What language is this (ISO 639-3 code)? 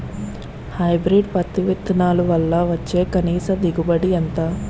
tel